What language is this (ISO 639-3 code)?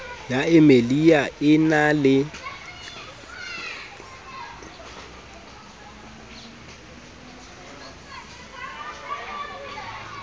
sot